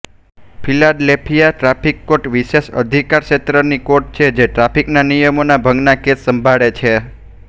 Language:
Gujarati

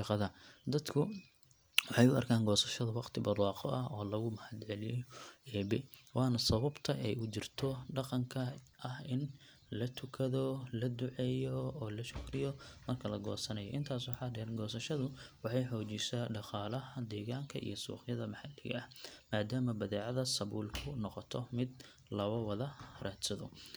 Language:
Somali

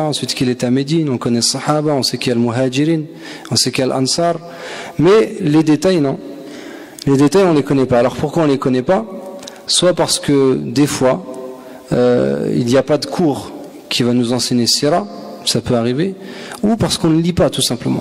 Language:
French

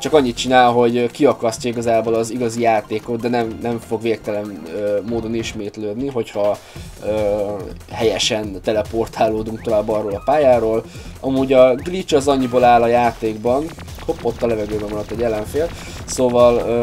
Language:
Hungarian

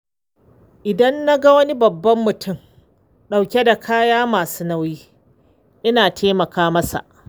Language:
Hausa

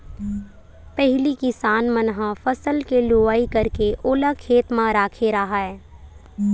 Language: Chhattisgarhi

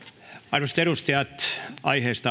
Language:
Finnish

